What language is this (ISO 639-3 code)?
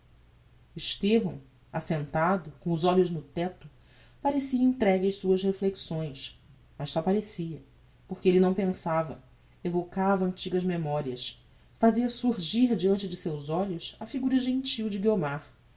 por